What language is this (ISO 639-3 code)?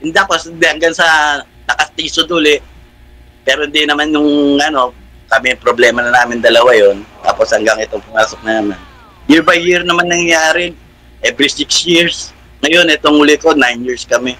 fil